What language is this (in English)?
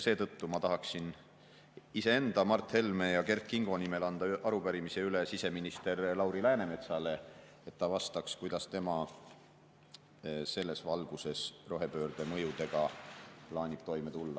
Estonian